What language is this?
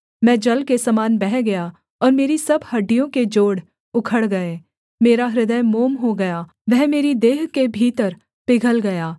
Hindi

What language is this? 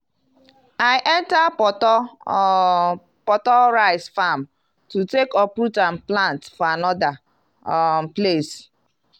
Nigerian Pidgin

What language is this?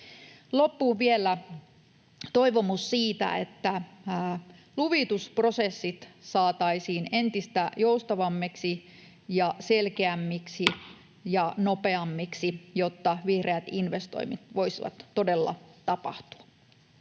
Finnish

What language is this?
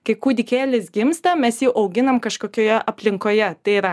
Lithuanian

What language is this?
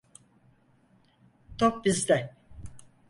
Turkish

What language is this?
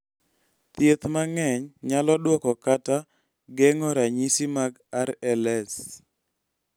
Luo (Kenya and Tanzania)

